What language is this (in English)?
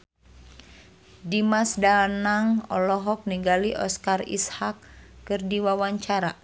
Sundanese